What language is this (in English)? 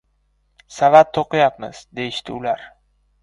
Uzbek